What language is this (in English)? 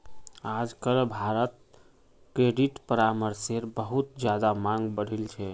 Magahi